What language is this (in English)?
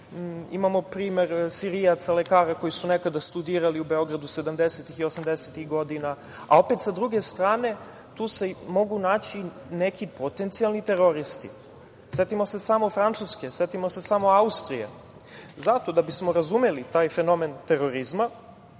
Serbian